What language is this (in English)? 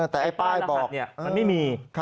Thai